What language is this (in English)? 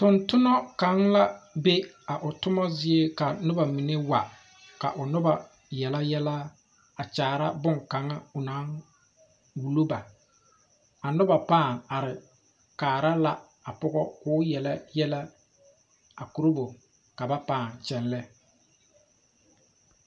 Southern Dagaare